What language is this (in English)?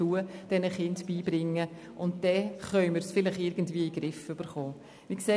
Swiss German